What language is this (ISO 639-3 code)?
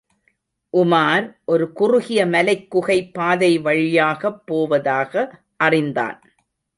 tam